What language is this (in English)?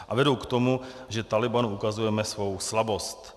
Czech